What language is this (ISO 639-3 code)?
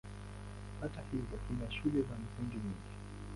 swa